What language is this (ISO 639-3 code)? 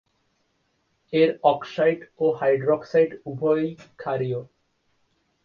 ben